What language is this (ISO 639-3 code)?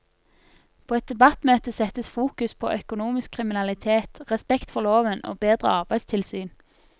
nor